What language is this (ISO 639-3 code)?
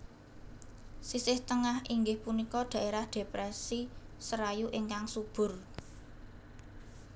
jav